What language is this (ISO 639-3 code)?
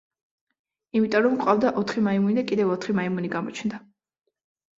kat